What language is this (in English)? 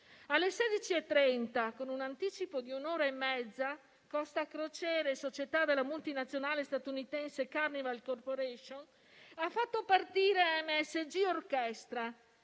Italian